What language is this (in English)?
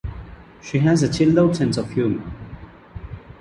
English